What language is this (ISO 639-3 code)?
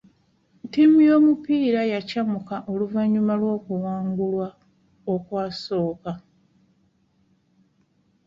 lug